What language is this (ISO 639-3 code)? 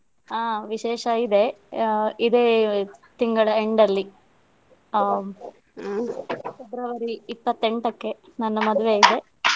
kan